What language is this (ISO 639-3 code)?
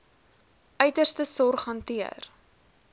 afr